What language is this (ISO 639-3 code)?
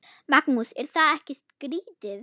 isl